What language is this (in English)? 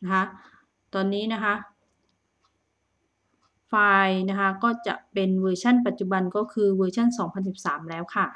Thai